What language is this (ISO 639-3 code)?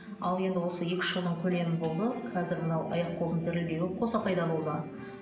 kaz